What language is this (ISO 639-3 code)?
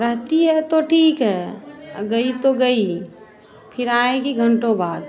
hin